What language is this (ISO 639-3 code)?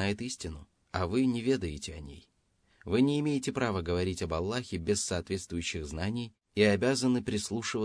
rus